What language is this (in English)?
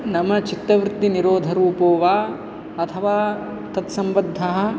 Sanskrit